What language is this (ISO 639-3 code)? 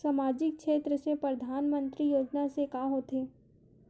hne